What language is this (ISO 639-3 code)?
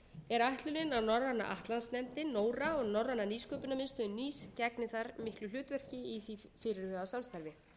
isl